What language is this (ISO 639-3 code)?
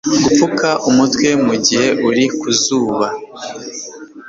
kin